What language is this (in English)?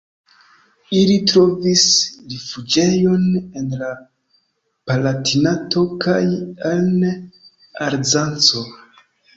Esperanto